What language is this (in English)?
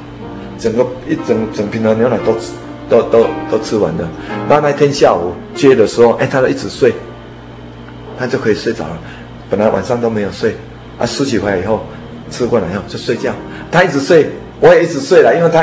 Chinese